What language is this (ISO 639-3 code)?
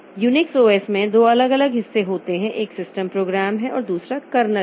hin